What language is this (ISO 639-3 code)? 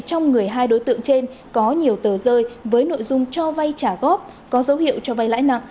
vie